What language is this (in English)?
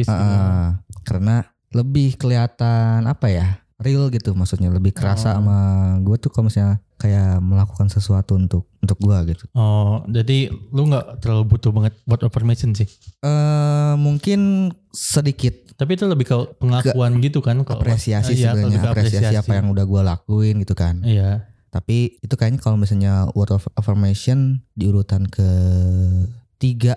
Indonesian